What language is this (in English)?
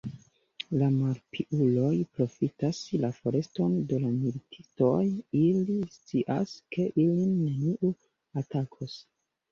Esperanto